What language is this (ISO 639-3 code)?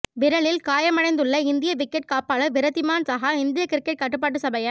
tam